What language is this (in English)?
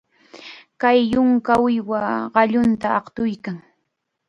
Chiquián Ancash Quechua